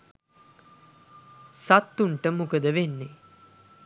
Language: Sinhala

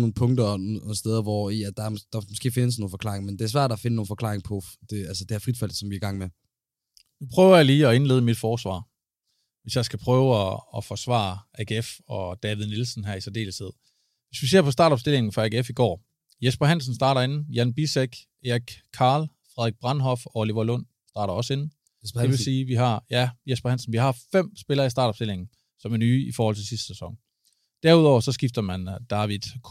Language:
Danish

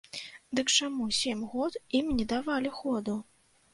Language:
Belarusian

